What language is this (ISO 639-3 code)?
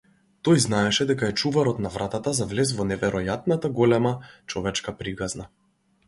mkd